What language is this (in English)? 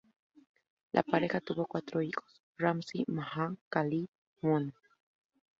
Spanish